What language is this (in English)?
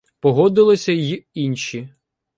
Ukrainian